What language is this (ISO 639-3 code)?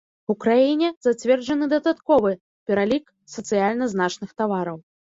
bel